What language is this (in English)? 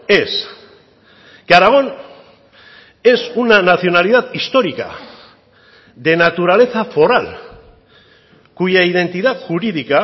Spanish